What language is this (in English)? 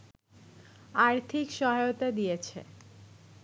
Bangla